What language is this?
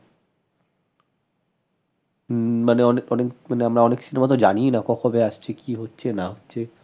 Bangla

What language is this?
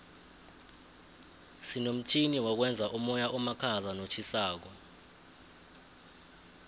South Ndebele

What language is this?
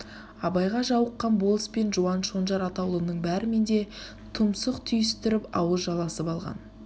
Kazakh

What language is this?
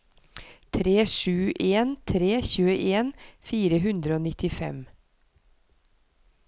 Norwegian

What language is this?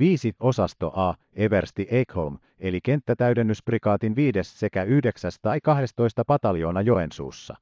Finnish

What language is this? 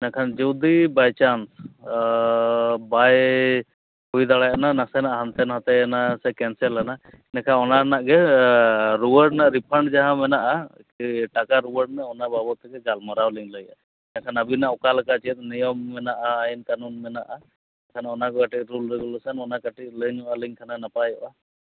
Santali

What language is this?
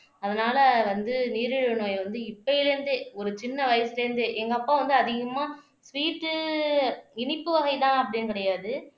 Tamil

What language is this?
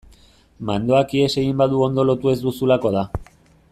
Basque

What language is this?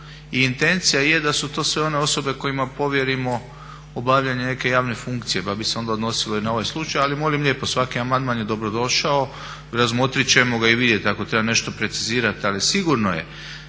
Croatian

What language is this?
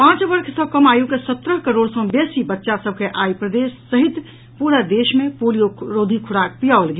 Maithili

